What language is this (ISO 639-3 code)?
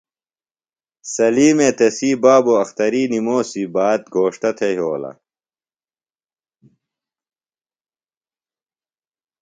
phl